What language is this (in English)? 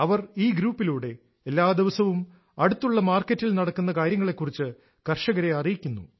Malayalam